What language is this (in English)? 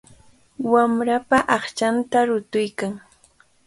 Cajatambo North Lima Quechua